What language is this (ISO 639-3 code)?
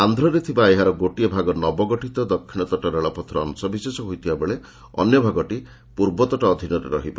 ori